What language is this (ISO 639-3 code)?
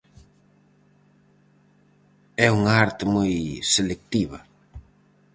glg